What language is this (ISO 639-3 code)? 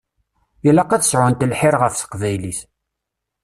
kab